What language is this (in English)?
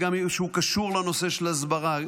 Hebrew